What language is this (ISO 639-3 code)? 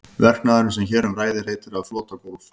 isl